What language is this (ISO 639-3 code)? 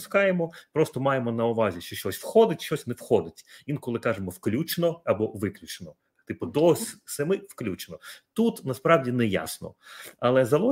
ukr